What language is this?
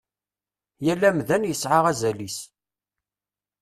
Kabyle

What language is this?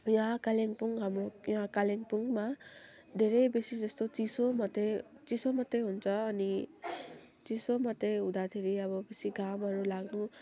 Nepali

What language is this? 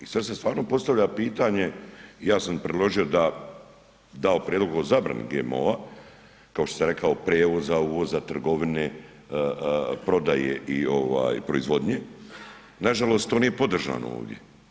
Croatian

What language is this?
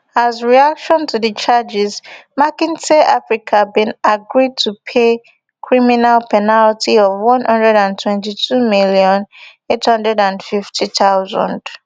Nigerian Pidgin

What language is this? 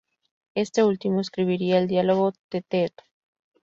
Spanish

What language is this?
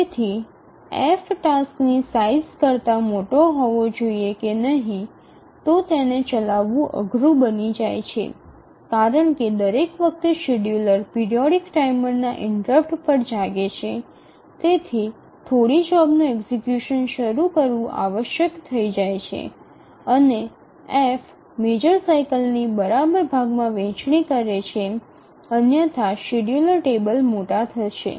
Gujarati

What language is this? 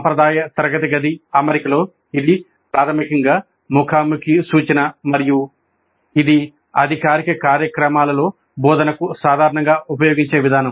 Telugu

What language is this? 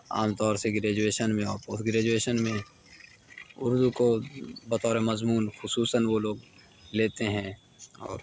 Urdu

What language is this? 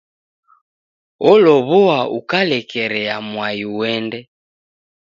Taita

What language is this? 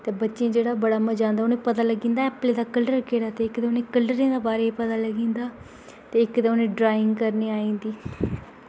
Dogri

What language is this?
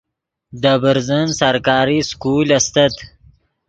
Yidgha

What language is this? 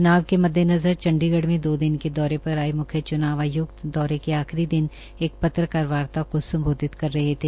Hindi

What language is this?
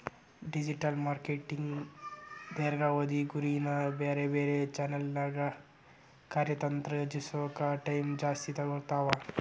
Kannada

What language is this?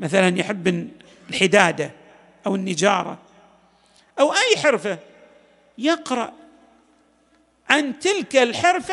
Arabic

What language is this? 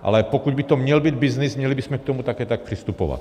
Czech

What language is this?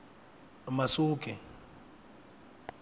Tsonga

